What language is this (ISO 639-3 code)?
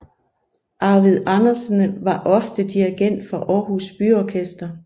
dan